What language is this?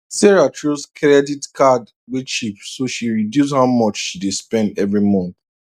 Nigerian Pidgin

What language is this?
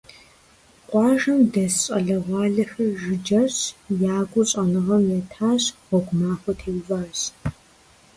Kabardian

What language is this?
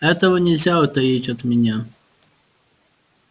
Russian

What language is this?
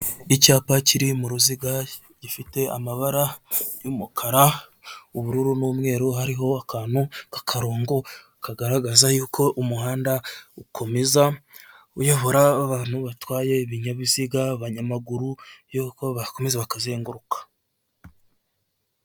Kinyarwanda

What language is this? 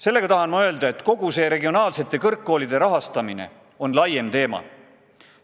Estonian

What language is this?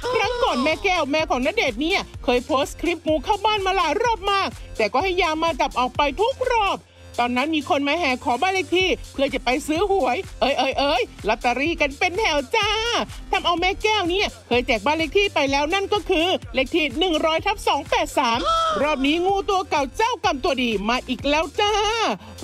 Thai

